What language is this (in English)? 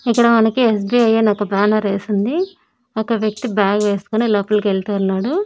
Telugu